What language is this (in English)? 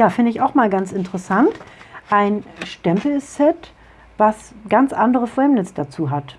German